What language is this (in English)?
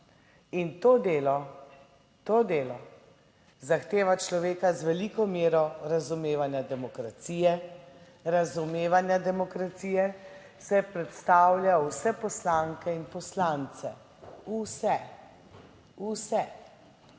Slovenian